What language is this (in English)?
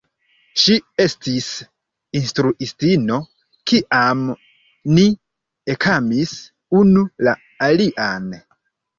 Esperanto